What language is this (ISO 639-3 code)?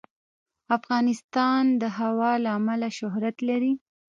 pus